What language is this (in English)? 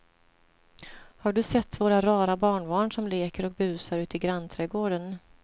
Swedish